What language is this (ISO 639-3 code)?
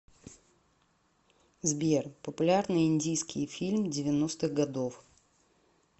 rus